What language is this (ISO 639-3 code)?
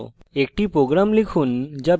ben